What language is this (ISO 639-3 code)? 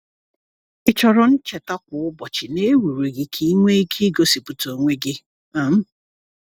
ibo